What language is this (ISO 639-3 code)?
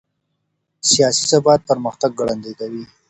pus